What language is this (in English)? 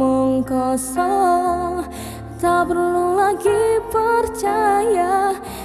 Indonesian